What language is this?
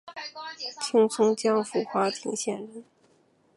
Chinese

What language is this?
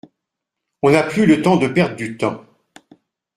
French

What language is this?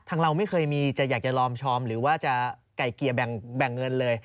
Thai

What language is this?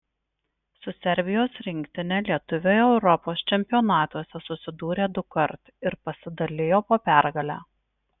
Lithuanian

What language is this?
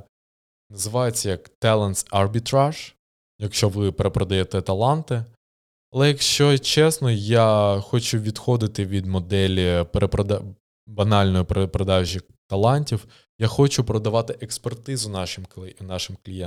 Ukrainian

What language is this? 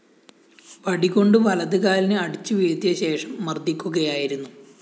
Malayalam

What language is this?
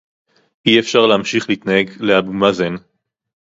Hebrew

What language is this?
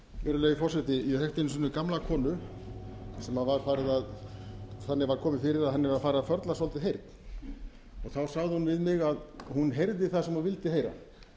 Icelandic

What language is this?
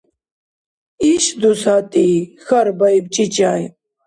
Dargwa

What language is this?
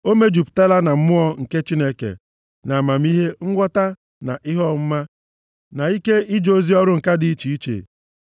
Igbo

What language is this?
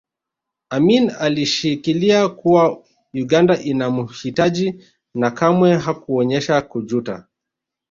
Swahili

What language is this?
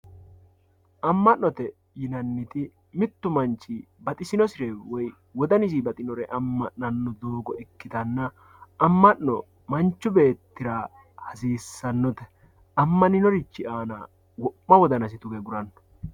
Sidamo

